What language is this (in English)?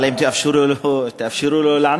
Hebrew